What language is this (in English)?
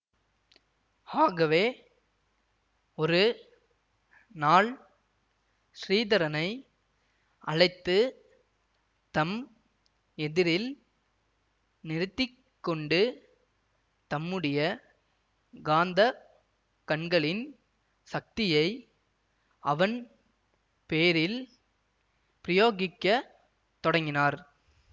Tamil